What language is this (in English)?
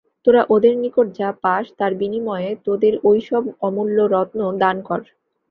Bangla